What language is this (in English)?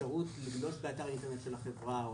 Hebrew